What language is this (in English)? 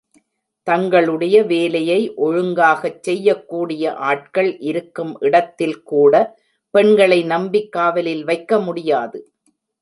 Tamil